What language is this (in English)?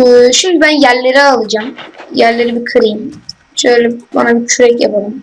Turkish